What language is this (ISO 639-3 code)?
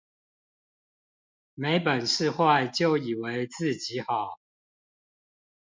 zho